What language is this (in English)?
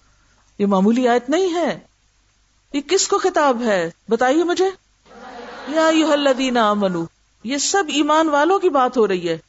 Urdu